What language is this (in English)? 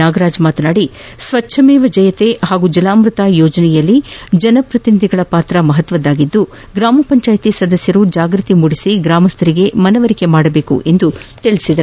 Kannada